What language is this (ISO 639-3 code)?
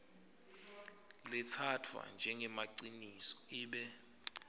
ssw